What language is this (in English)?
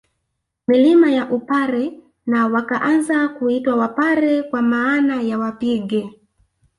Swahili